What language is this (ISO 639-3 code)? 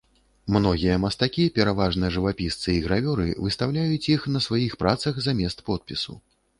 bel